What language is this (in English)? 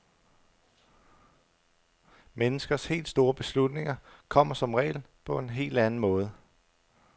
Danish